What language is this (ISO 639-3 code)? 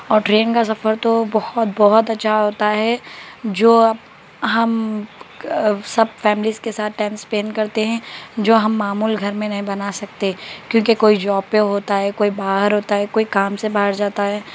urd